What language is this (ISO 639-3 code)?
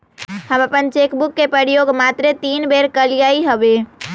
mag